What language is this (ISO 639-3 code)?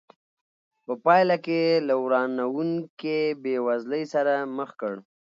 pus